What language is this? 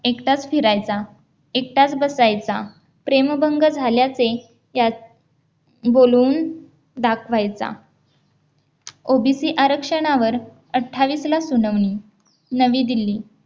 Marathi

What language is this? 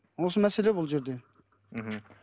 Kazakh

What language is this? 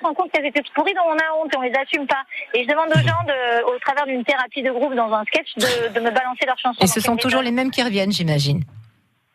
French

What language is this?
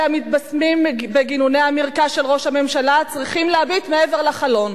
Hebrew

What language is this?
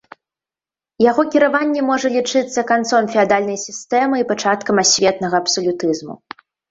Belarusian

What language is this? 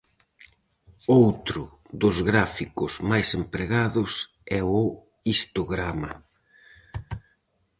Galician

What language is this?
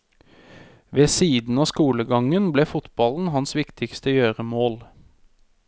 Norwegian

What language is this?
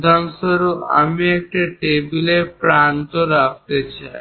Bangla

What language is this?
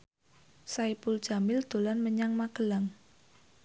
Javanese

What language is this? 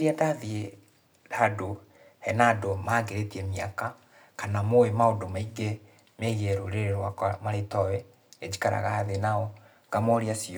Kikuyu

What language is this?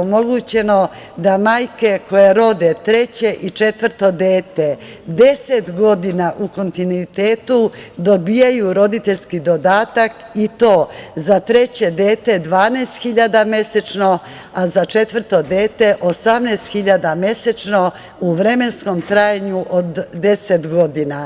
Serbian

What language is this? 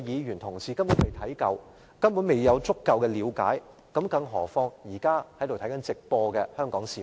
Cantonese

